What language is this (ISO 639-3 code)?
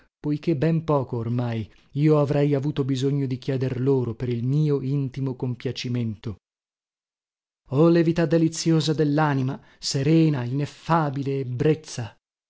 ita